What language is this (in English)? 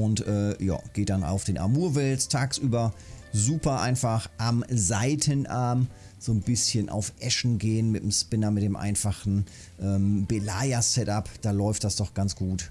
German